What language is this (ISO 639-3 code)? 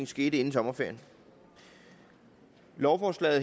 dan